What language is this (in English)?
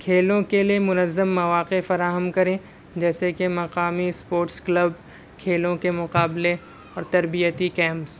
Urdu